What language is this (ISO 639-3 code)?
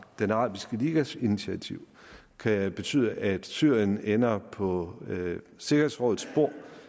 dan